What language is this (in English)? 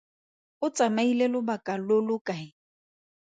Tswana